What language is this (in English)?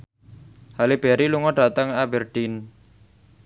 Javanese